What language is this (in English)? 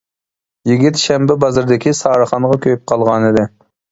Uyghur